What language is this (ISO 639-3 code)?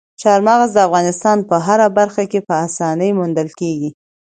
pus